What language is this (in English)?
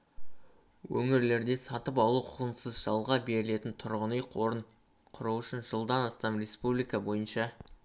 Kazakh